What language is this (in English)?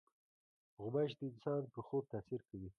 Pashto